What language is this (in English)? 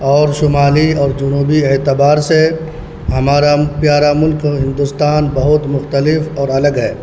Urdu